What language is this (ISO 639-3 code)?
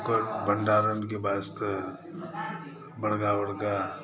mai